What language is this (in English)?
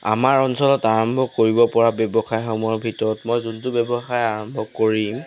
Assamese